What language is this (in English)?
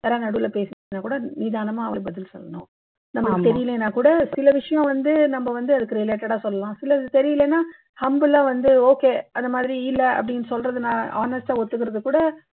Tamil